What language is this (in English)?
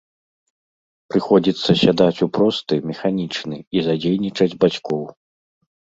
Belarusian